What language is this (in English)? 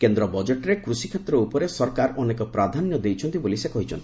Odia